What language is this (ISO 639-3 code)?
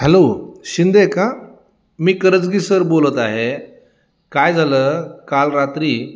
mar